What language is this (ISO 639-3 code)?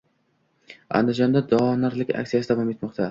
uzb